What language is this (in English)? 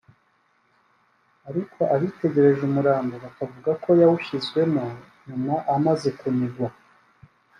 Kinyarwanda